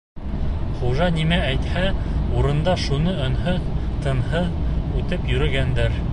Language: Bashkir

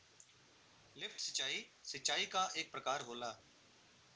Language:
Bhojpuri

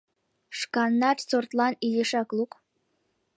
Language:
Mari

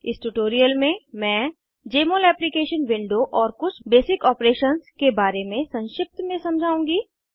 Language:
Hindi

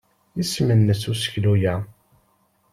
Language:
Kabyle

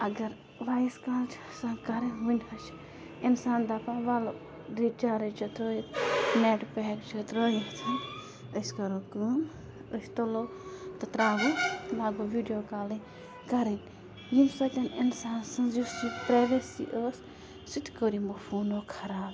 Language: Kashmiri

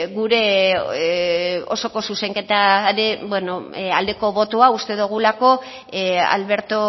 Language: Basque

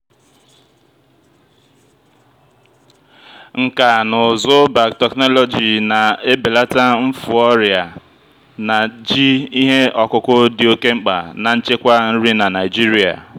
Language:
Igbo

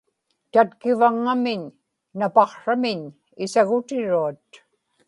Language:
Inupiaq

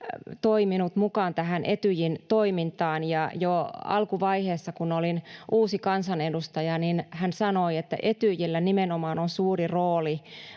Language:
Finnish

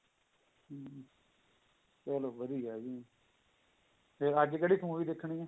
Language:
Punjabi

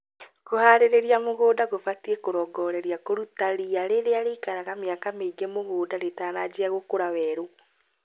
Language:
Kikuyu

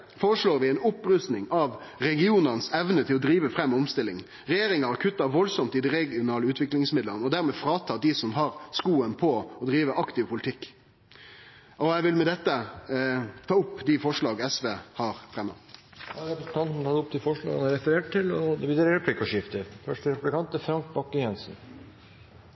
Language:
Norwegian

